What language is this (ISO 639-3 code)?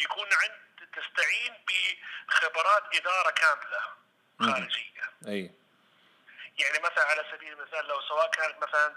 ara